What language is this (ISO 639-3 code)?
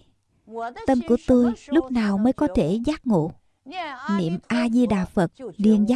vie